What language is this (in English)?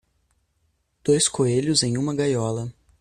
Portuguese